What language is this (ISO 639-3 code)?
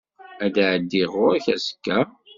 kab